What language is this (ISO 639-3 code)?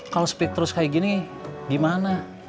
ind